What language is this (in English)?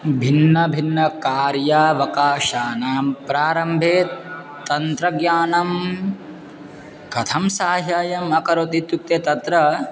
Sanskrit